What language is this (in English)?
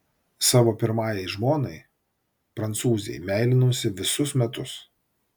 Lithuanian